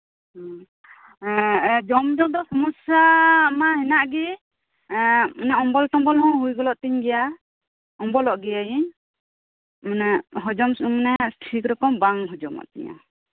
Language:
Santali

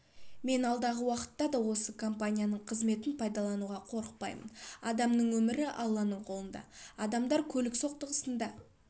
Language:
Kazakh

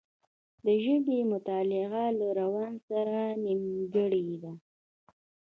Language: Pashto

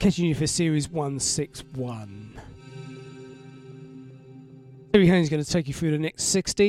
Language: English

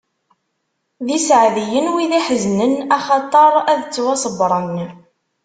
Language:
Kabyle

